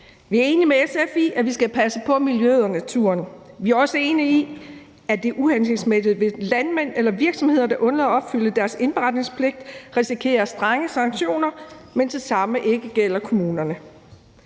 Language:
Danish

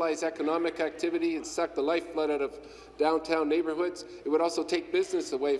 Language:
English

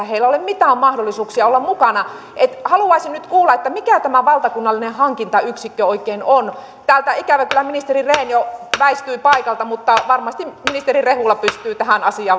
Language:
Finnish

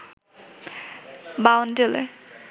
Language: Bangla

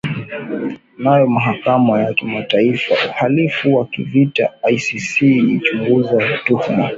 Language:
Swahili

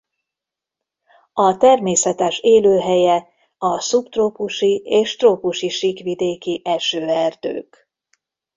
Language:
Hungarian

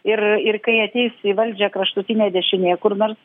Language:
Lithuanian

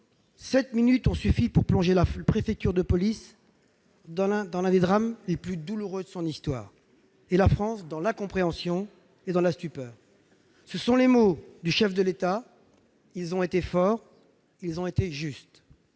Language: French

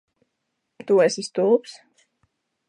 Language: Latvian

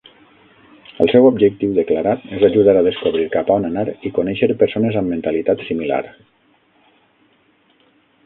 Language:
Catalan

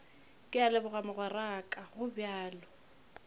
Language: Northern Sotho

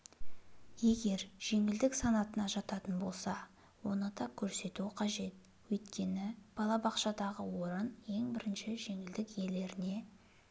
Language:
Kazakh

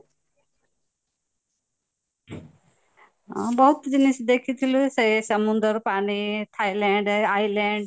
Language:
Odia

